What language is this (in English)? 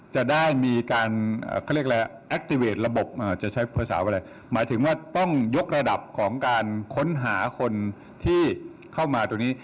Thai